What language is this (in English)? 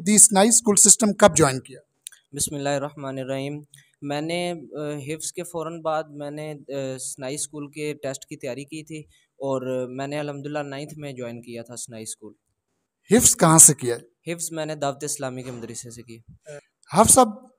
Hindi